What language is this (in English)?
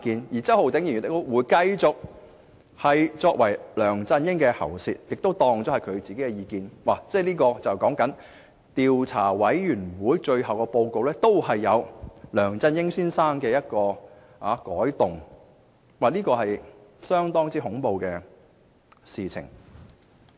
Cantonese